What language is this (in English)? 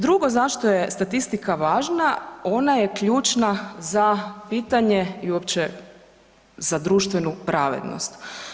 Croatian